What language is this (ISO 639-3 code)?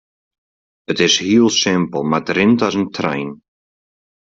fry